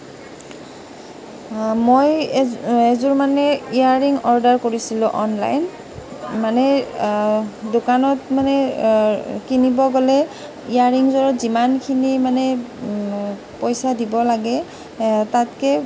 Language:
Assamese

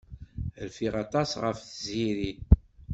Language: Kabyle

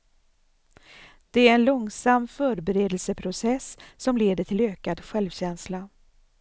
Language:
Swedish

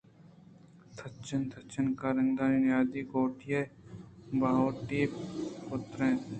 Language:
Eastern Balochi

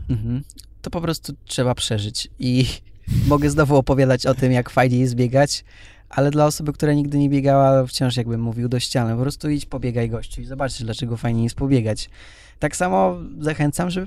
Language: Polish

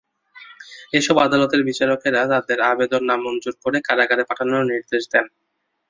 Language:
Bangla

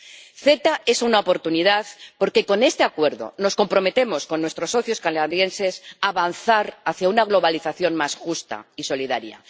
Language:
Spanish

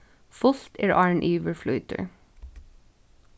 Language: Faroese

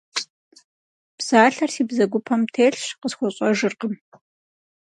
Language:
Kabardian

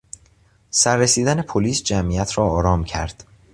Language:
Persian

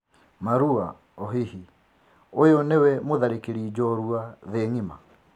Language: Kikuyu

